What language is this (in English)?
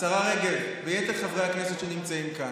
Hebrew